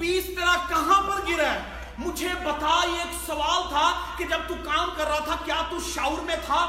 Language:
Urdu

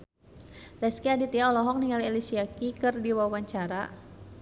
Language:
Sundanese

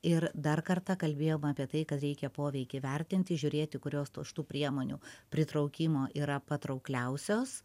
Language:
Lithuanian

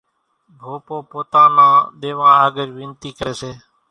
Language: Kachi Koli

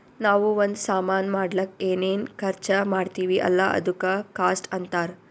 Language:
Kannada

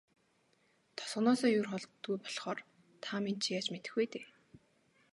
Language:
Mongolian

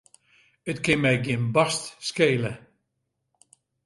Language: Western Frisian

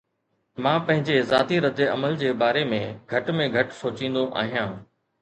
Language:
Sindhi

